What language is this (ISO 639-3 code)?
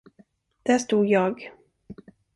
swe